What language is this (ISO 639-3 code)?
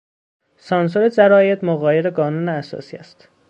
fas